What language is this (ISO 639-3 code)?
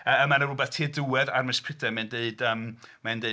cym